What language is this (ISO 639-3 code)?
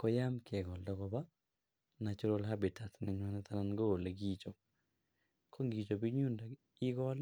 kln